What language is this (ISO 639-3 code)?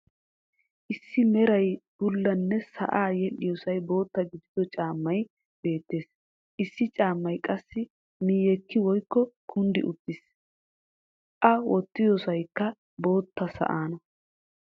wal